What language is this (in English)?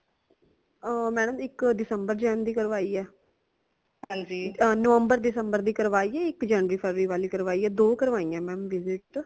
Punjabi